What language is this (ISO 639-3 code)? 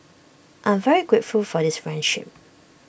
eng